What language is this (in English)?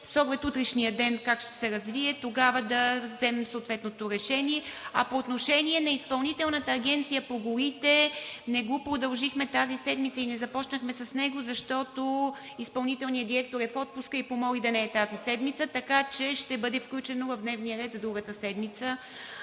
Bulgarian